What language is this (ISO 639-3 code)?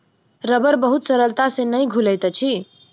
mai